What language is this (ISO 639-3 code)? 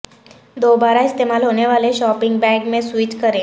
urd